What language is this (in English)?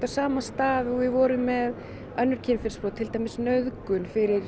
Icelandic